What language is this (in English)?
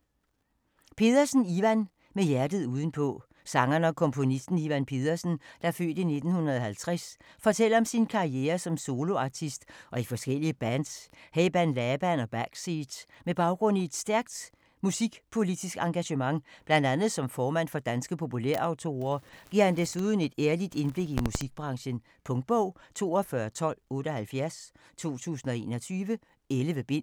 Danish